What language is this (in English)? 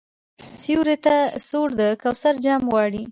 Pashto